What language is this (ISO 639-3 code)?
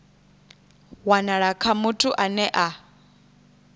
ven